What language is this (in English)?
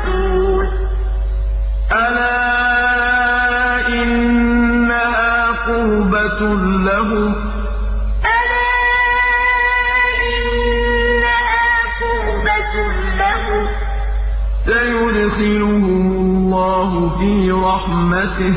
Arabic